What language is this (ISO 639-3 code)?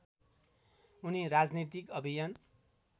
nep